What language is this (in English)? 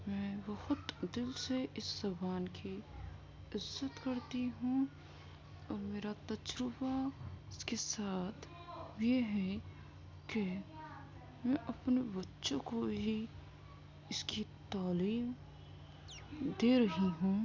Urdu